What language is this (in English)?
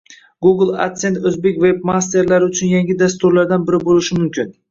Uzbek